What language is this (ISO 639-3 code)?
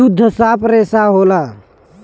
bho